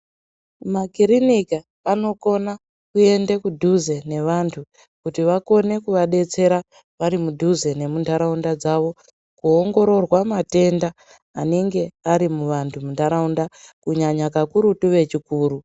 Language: Ndau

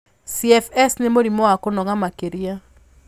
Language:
Kikuyu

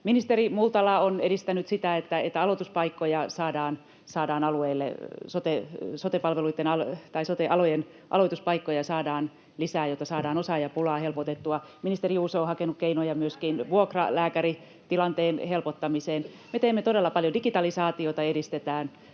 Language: Finnish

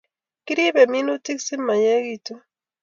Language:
Kalenjin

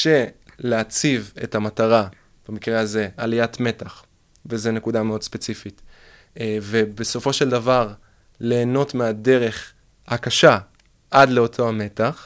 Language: Hebrew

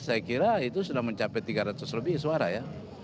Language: Indonesian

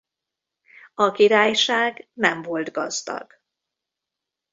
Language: Hungarian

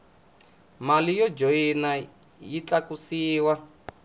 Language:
Tsonga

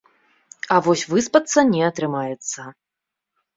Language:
Belarusian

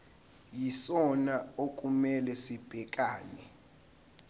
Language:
Zulu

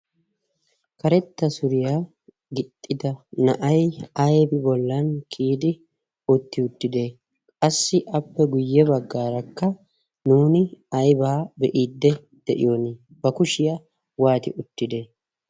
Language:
Wolaytta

